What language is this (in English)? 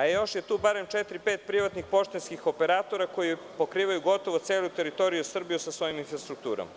Serbian